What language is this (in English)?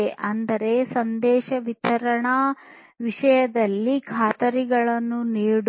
Kannada